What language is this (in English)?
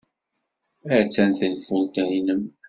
Kabyle